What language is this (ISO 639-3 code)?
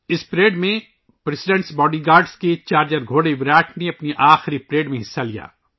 urd